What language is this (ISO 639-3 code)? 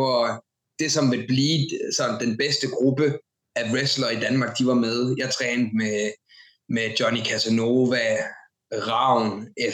dan